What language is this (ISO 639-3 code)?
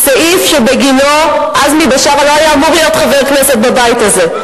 heb